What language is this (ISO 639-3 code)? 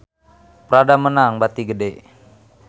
sun